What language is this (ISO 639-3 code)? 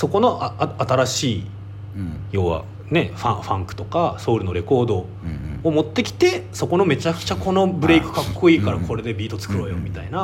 jpn